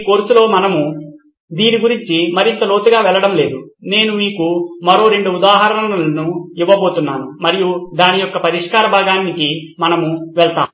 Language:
Telugu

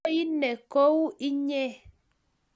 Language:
Kalenjin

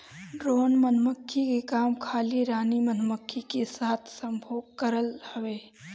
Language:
Bhojpuri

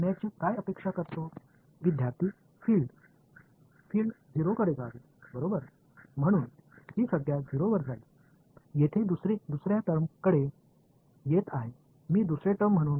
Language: Tamil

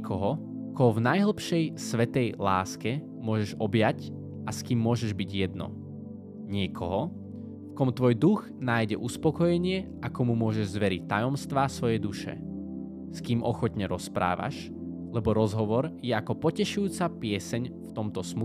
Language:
Slovak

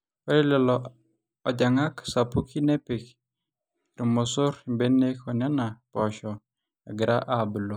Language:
Masai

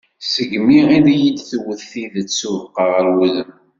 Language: Kabyle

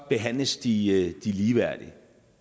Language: Danish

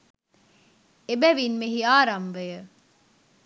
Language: Sinhala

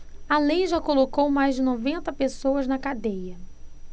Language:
Portuguese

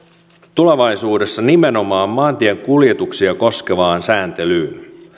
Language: Finnish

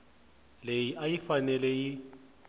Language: Tsonga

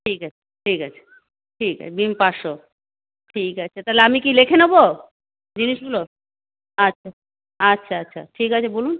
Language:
Bangla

